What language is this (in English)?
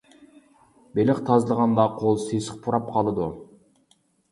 Uyghur